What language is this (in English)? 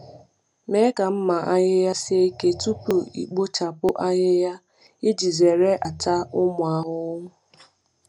Igbo